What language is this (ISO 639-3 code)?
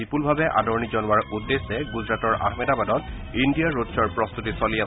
asm